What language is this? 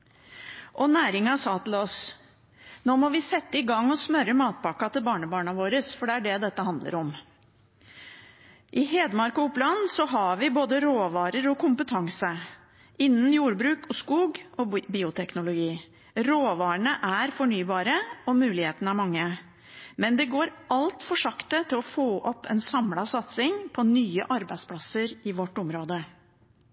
Norwegian Bokmål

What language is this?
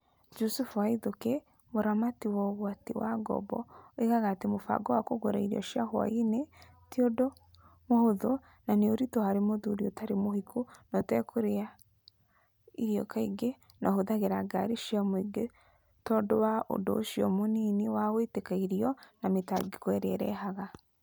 Kikuyu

